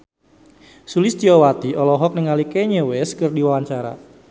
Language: Sundanese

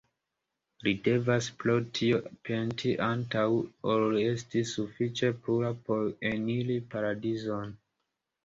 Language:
Esperanto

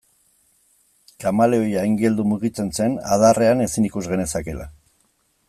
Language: Basque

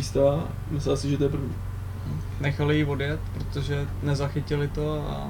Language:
Czech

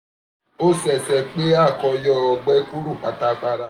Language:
Yoruba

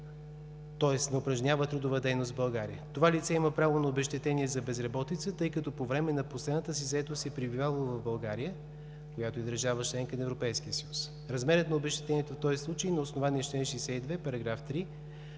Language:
Bulgarian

